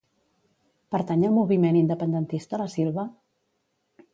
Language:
Catalan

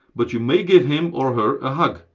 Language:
English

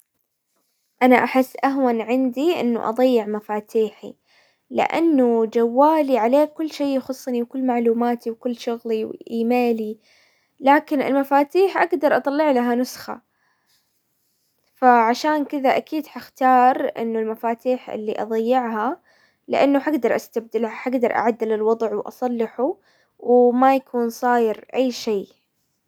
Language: Hijazi Arabic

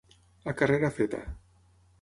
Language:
Catalan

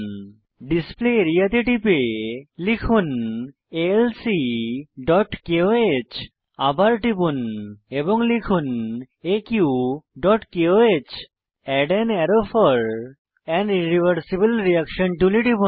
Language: Bangla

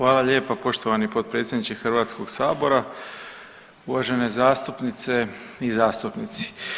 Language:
Croatian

